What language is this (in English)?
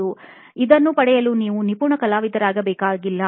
Kannada